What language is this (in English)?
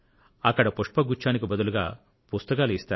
Telugu